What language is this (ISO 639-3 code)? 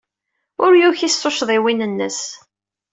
kab